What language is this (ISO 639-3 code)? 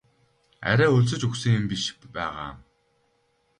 mon